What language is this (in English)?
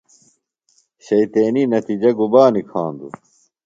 Phalura